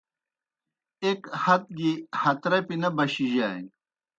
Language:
Kohistani Shina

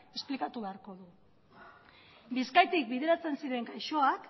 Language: Basque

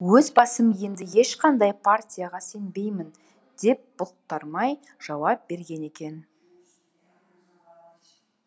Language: Kazakh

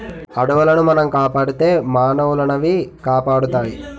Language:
Telugu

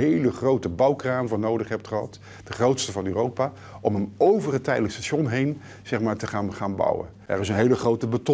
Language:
Dutch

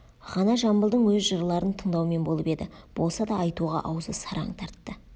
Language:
Kazakh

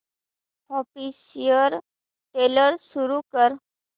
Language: Marathi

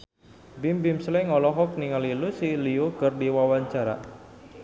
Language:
Sundanese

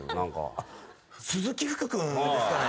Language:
Japanese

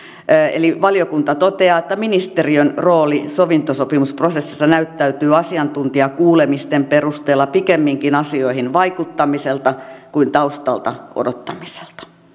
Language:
Finnish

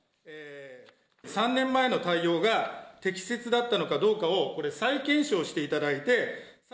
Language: Japanese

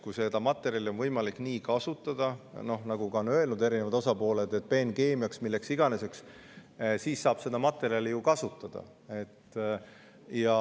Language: Estonian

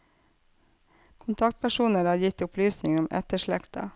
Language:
Norwegian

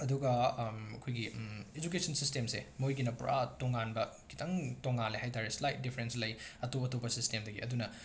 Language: Manipuri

